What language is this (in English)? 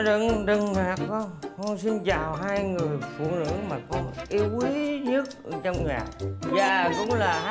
Vietnamese